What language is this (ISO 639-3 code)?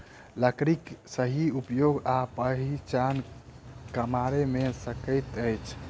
mai